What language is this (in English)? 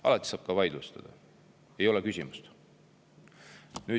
Estonian